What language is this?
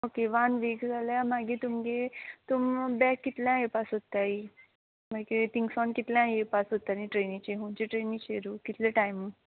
Konkani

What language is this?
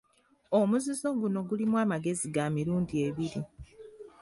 Ganda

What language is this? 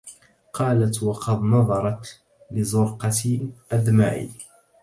Arabic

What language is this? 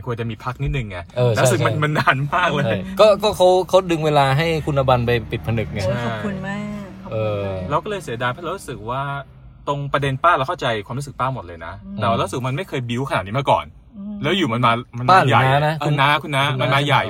Thai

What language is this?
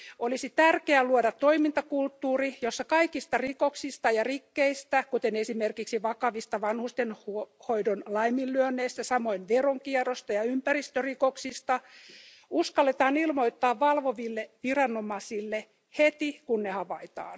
Finnish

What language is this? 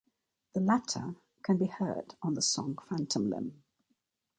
English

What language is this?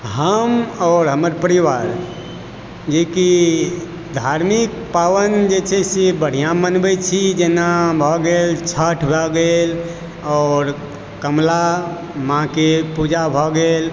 Maithili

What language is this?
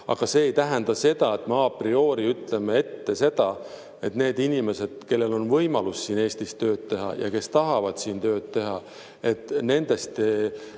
Estonian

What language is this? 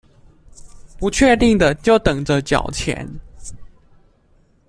Chinese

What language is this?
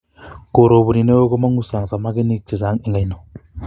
Kalenjin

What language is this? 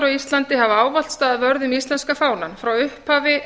Icelandic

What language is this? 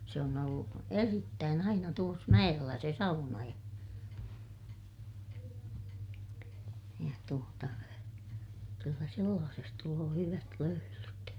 Finnish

